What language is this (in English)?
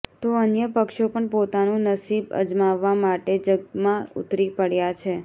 Gujarati